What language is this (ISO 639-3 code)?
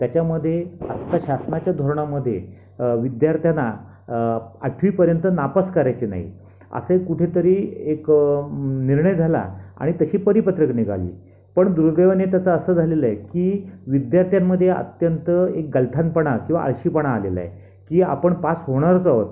mar